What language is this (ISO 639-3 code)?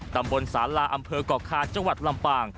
tha